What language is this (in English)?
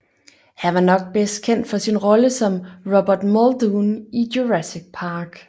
Danish